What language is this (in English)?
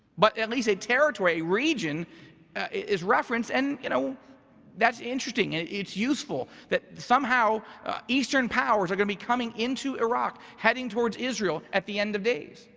English